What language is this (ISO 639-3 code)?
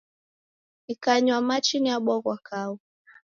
dav